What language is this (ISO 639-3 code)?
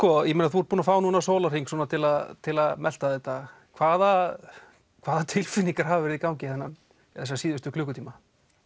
isl